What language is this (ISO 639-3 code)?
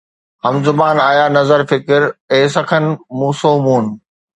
snd